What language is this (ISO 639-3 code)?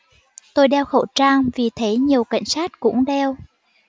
vie